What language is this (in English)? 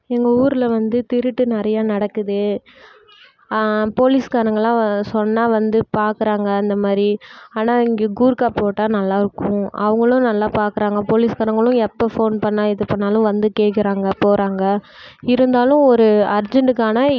Tamil